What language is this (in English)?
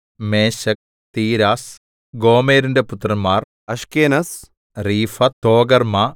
Malayalam